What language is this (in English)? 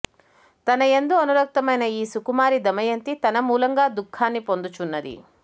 Telugu